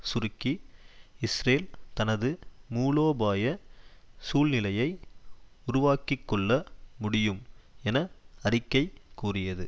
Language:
Tamil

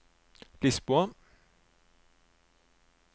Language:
Norwegian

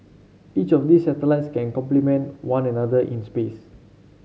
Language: English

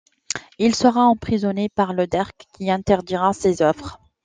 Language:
French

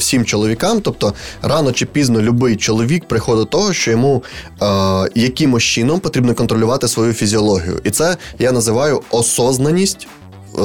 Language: Ukrainian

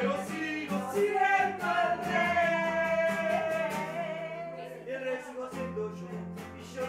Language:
Arabic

